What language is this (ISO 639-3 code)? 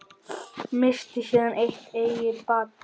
isl